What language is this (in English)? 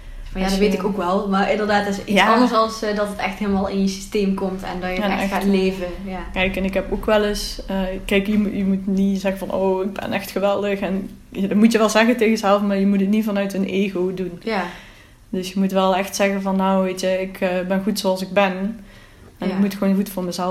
Dutch